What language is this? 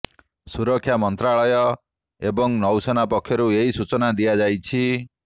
Odia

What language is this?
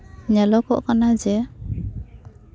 Santali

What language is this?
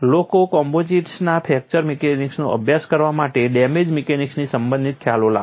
Gujarati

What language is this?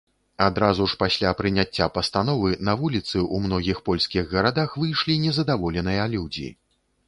Belarusian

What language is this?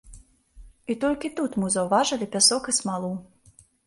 Belarusian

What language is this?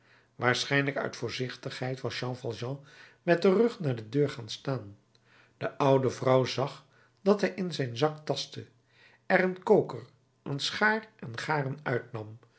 Dutch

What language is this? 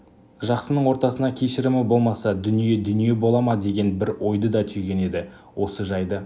Kazakh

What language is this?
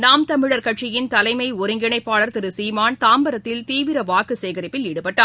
Tamil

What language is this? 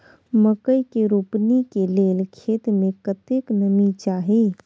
Maithili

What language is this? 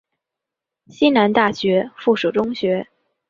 Chinese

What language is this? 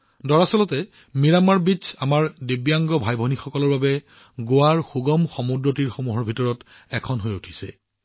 Assamese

